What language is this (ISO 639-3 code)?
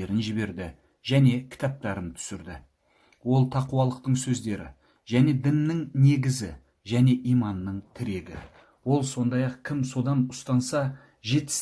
tur